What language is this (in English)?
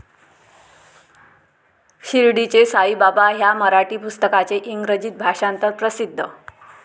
Marathi